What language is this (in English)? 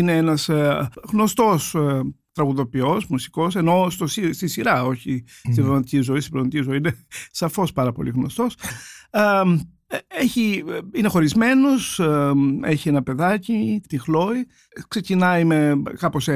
Greek